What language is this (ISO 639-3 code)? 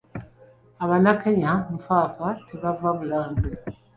lug